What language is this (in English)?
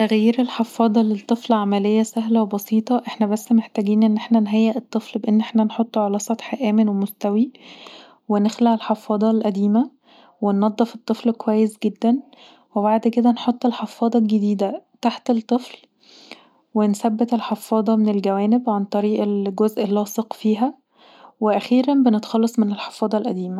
Egyptian Arabic